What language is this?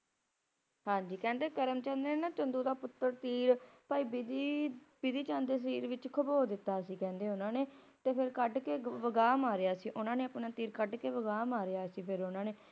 Punjabi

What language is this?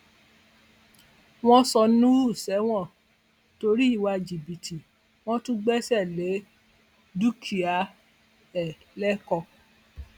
Yoruba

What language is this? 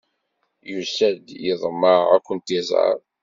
Kabyle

